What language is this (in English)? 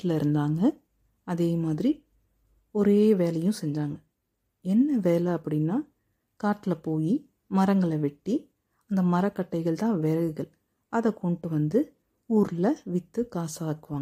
Tamil